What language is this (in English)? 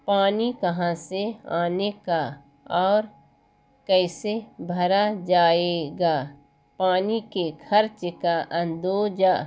Urdu